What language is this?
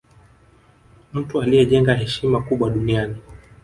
Swahili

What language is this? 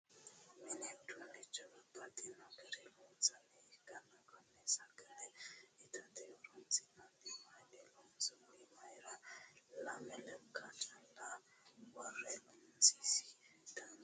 Sidamo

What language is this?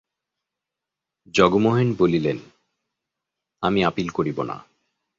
Bangla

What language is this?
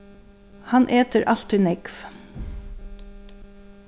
Faroese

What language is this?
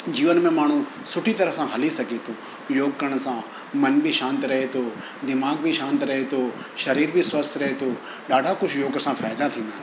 Sindhi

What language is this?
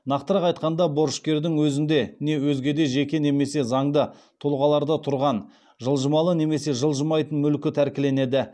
Kazakh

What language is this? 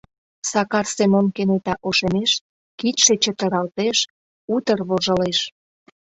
Mari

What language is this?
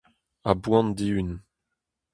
Breton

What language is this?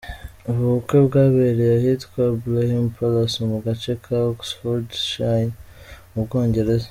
Kinyarwanda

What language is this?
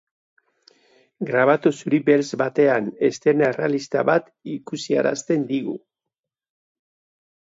Basque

